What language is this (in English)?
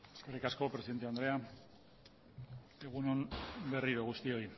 Basque